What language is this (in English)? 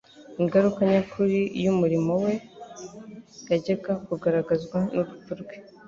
Kinyarwanda